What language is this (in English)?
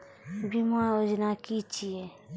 Maithili